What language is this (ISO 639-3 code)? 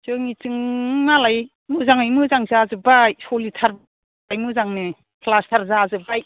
brx